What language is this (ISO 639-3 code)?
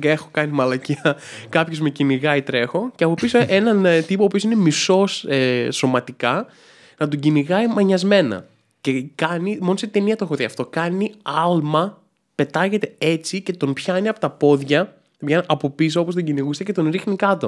ell